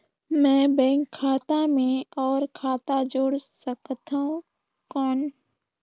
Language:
Chhattisgarhi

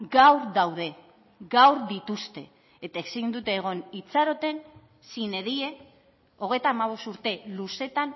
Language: Basque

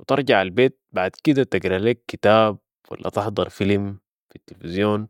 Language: Sudanese Arabic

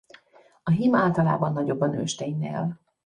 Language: Hungarian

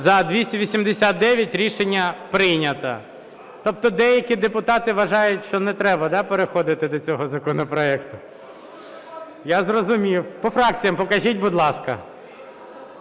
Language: Ukrainian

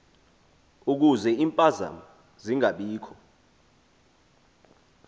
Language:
Xhosa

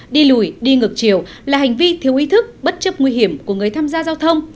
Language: Vietnamese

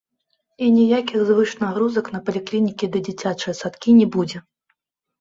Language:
Belarusian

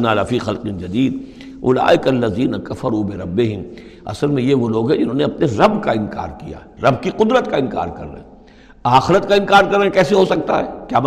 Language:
Urdu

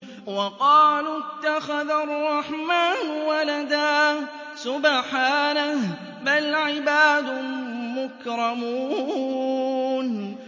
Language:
Arabic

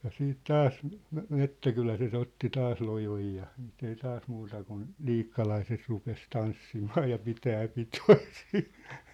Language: Finnish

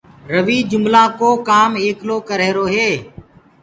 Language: Gurgula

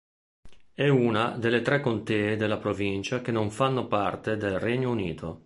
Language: Italian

